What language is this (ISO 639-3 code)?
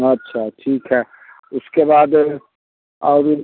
hin